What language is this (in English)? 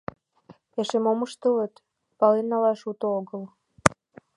Mari